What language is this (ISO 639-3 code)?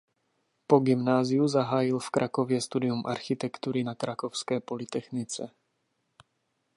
ces